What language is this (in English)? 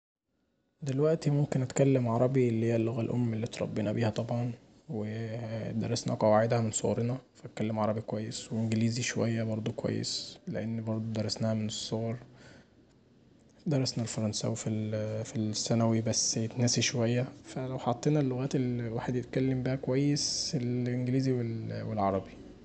Egyptian Arabic